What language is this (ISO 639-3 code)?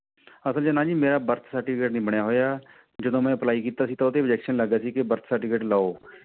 pan